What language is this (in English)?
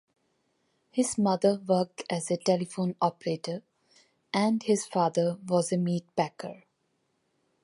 English